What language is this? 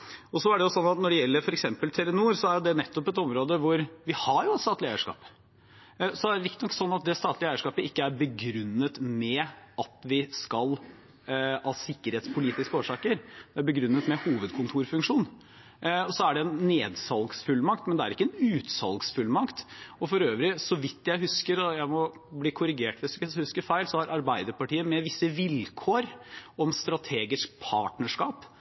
Norwegian Bokmål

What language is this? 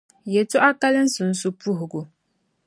Dagbani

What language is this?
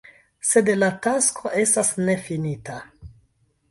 Esperanto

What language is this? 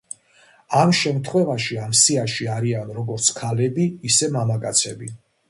Georgian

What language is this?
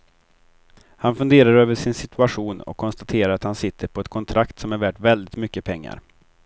Swedish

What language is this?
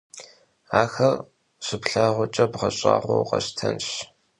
Kabardian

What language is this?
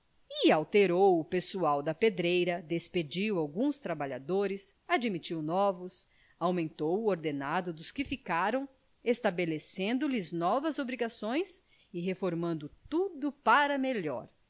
Portuguese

